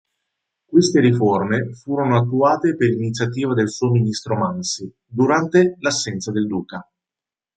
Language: Italian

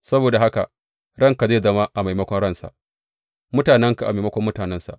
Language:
Hausa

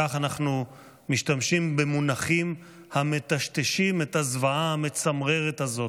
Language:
Hebrew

